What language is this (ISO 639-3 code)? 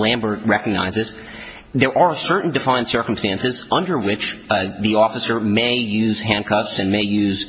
eng